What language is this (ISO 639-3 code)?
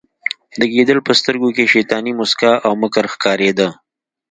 pus